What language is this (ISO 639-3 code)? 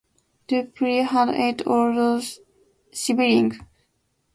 eng